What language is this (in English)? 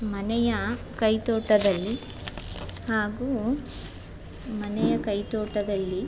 Kannada